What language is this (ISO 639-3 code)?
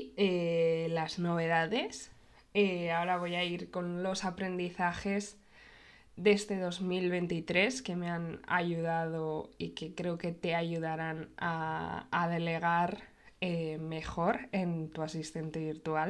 spa